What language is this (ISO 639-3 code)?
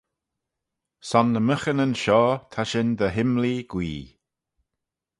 glv